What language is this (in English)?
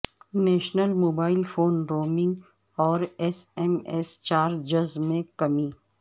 Urdu